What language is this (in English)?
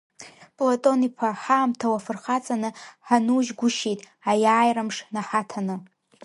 Abkhazian